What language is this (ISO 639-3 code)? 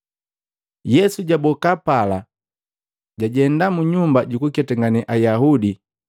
mgv